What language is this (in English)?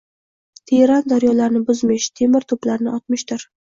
Uzbek